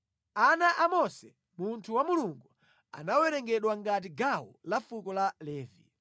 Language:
Nyanja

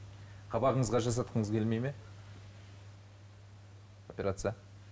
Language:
Kazakh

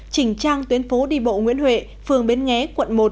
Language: Vietnamese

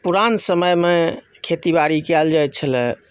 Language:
Maithili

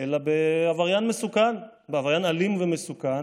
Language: Hebrew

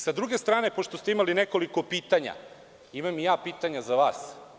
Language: Serbian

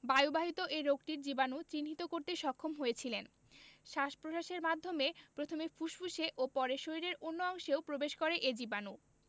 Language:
Bangla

